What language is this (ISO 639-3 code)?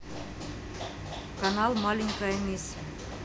rus